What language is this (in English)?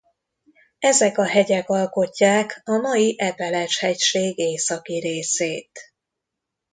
Hungarian